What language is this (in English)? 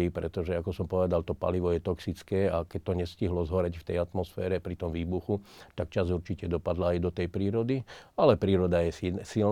Slovak